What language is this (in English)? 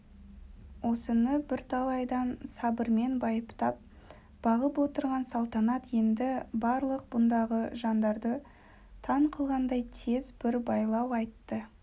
Kazakh